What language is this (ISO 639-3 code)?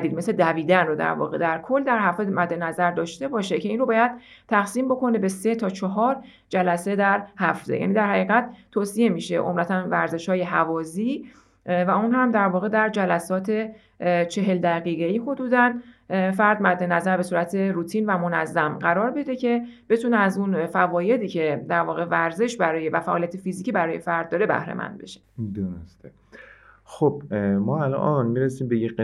fas